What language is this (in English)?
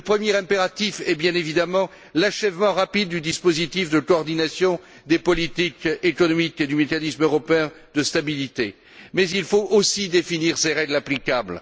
French